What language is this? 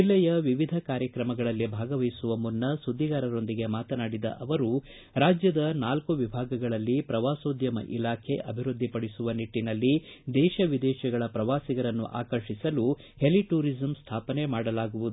Kannada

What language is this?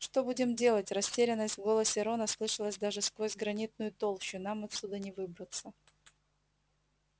Russian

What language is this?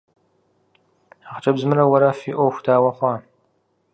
Kabardian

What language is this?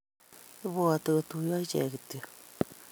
Kalenjin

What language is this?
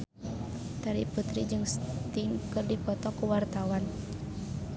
Sundanese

